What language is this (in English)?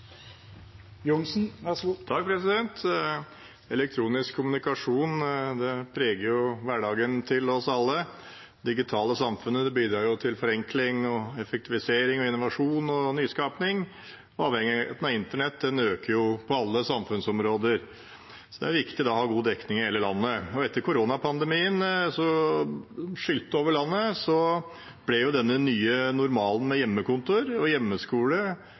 Norwegian